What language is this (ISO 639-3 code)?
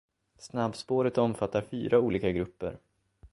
swe